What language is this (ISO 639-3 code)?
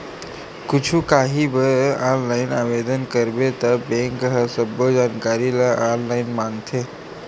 hne